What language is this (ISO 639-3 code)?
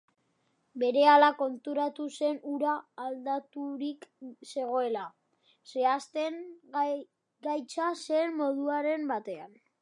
eus